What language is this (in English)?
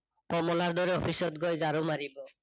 Assamese